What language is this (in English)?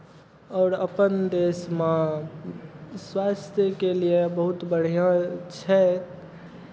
Maithili